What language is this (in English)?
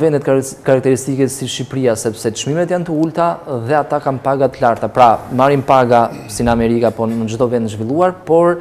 Romanian